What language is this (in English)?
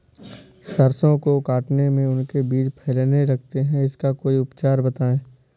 Hindi